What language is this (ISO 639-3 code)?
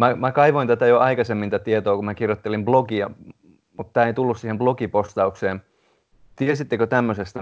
fin